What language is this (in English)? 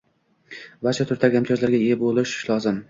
Uzbek